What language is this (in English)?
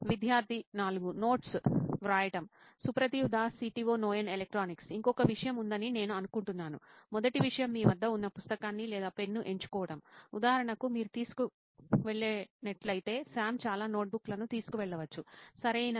Telugu